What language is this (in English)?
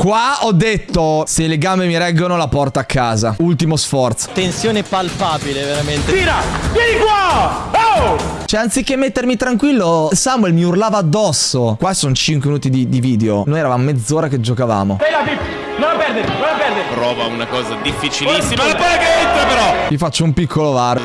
Italian